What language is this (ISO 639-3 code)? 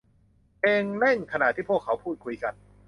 tha